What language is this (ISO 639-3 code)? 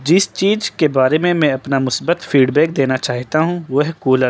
urd